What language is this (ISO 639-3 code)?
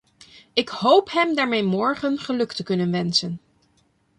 nld